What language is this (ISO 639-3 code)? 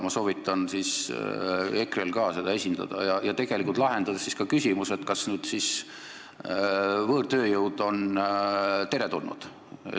est